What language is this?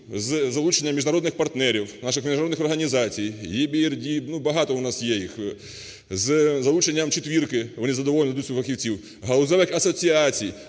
Ukrainian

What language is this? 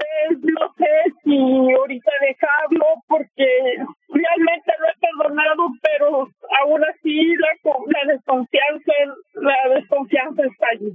Spanish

